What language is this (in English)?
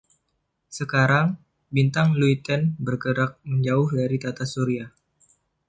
Indonesian